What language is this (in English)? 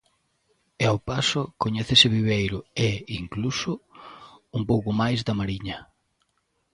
Galician